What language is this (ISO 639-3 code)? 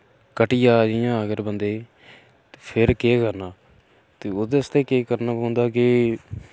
doi